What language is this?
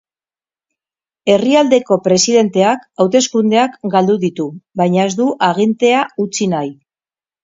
Basque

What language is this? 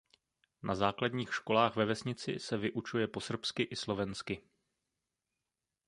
Czech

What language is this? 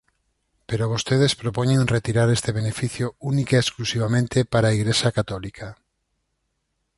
Galician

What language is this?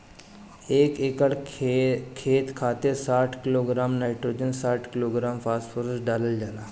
Bhojpuri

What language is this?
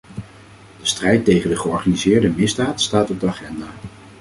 Dutch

